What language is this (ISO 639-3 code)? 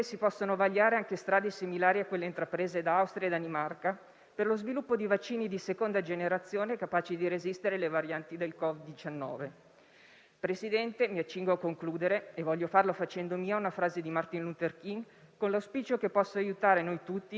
ita